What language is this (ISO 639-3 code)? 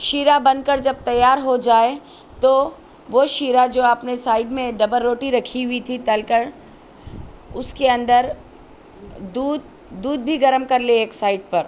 urd